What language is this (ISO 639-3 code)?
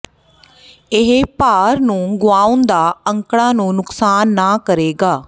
pan